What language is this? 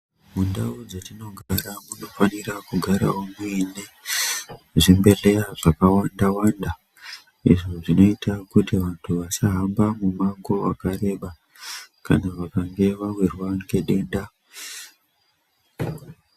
Ndau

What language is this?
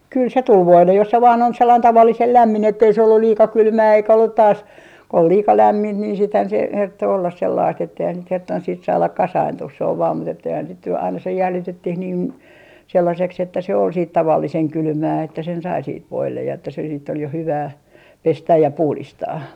Finnish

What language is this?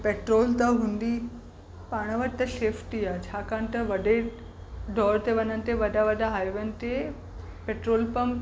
Sindhi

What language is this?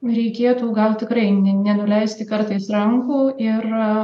Lithuanian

